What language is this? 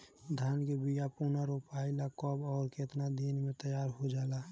Bhojpuri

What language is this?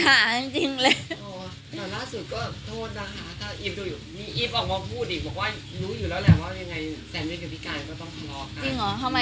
Thai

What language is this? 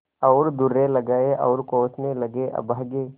Hindi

